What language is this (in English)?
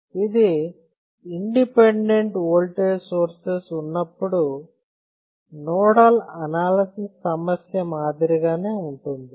Telugu